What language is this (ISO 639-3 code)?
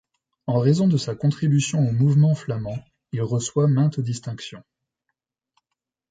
fra